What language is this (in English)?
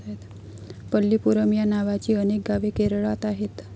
Marathi